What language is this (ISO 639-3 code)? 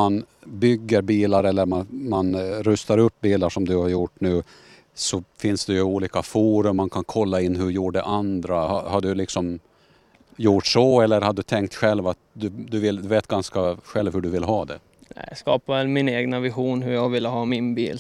swe